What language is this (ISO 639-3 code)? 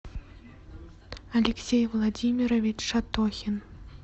rus